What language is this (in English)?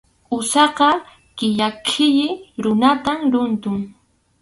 Arequipa-La Unión Quechua